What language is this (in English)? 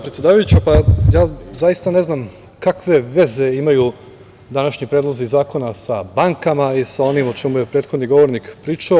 Serbian